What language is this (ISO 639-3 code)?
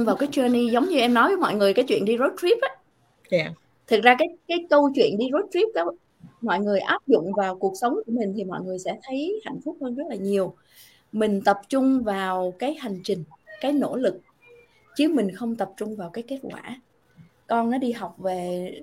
vie